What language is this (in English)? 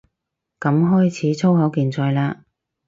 Cantonese